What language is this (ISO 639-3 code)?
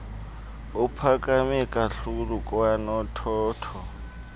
xho